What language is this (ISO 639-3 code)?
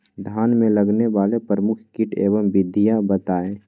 mag